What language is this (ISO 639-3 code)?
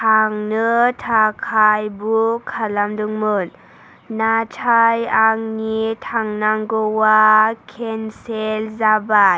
brx